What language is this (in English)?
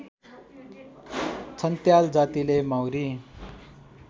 Nepali